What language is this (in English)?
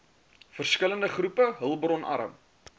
Afrikaans